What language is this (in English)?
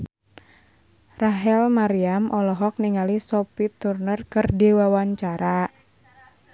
Sundanese